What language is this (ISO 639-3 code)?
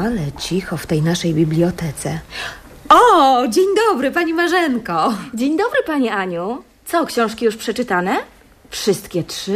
pol